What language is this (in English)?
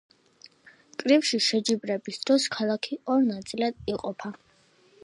Georgian